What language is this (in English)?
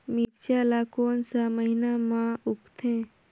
Chhattisgarhi